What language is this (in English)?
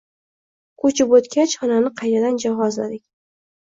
Uzbek